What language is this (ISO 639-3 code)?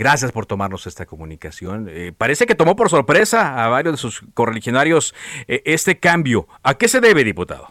spa